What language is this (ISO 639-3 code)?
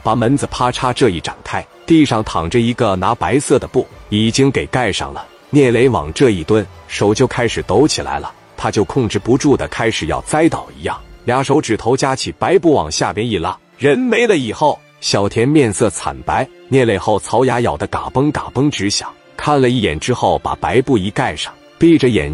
zho